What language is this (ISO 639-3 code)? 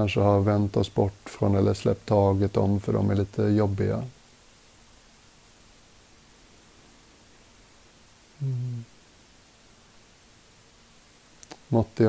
swe